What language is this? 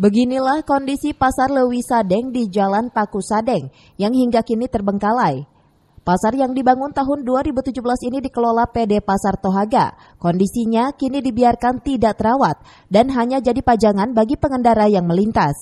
Indonesian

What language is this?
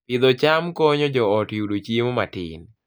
Luo (Kenya and Tanzania)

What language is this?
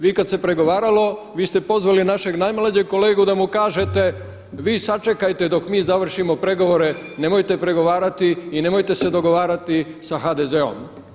Croatian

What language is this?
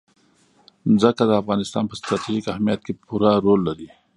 Pashto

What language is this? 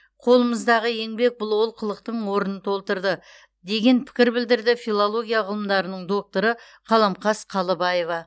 Kazakh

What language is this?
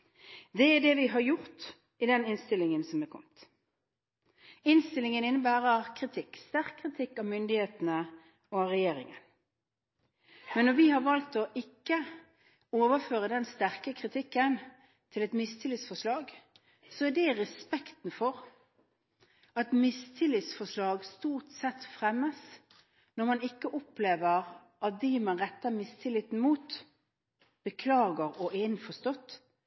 Norwegian Bokmål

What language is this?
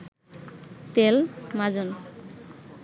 Bangla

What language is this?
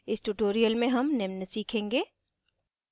Hindi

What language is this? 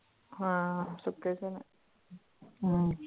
Punjabi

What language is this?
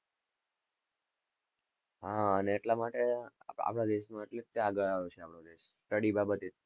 Gujarati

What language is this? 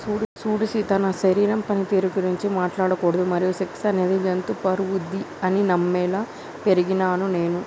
Telugu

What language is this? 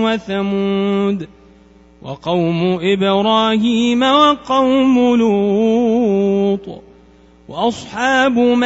Arabic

